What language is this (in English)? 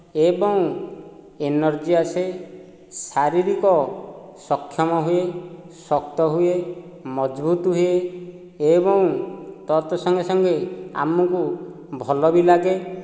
Odia